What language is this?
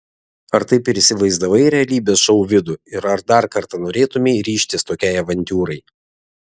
Lithuanian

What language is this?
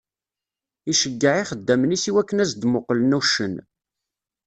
Kabyle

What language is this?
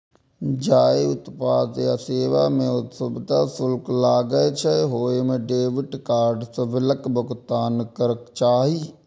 Maithili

